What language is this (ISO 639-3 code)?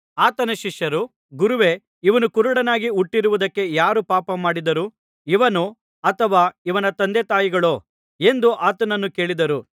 kan